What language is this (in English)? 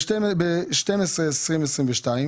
Hebrew